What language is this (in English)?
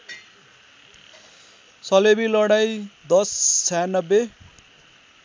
Nepali